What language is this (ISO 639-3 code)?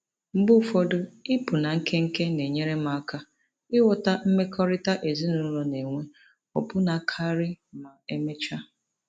ibo